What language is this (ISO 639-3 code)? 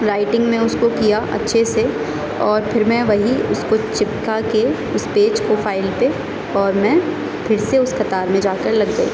urd